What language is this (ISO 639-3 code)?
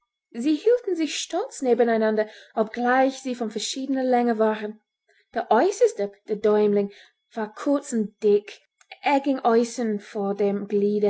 deu